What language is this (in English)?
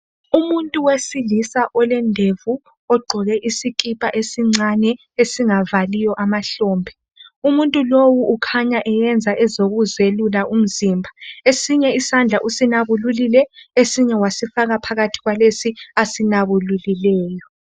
North Ndebele